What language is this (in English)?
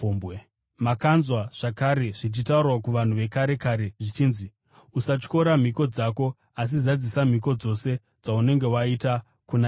Shona